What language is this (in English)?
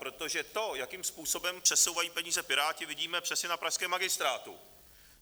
Czech